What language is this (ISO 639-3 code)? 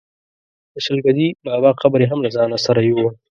pus